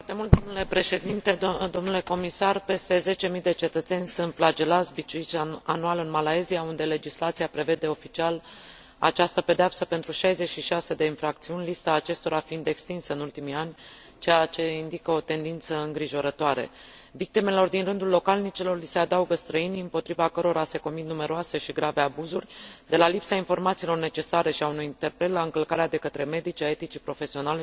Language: Romanian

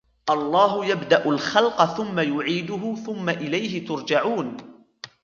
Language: Arabic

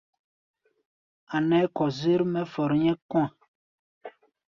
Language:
Gbaya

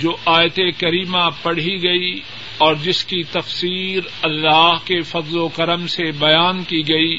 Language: Urdu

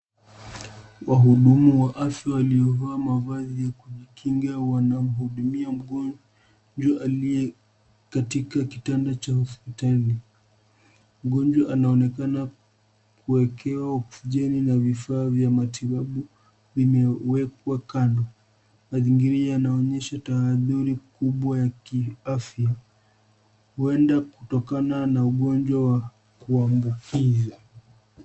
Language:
Swahili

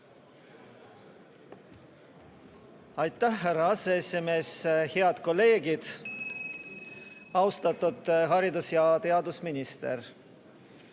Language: Estonian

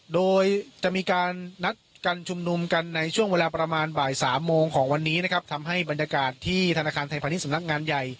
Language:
Thai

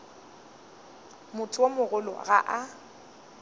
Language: Northern Sotho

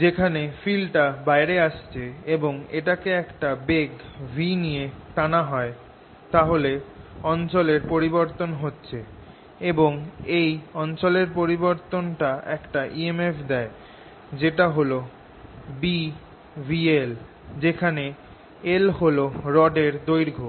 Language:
Bangla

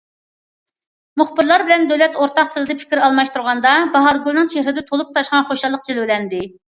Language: Uyghur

